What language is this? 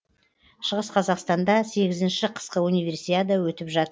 Kazakh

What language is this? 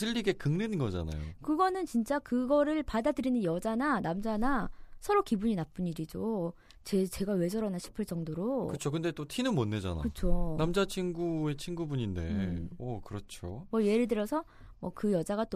Korean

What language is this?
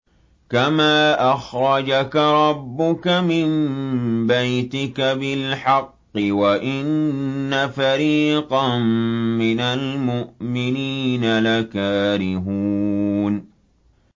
Arabic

